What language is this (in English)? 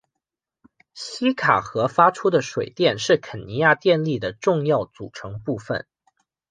Chinese